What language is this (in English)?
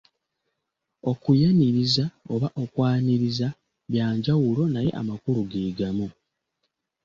Ganda